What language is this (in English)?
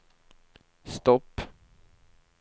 Swedish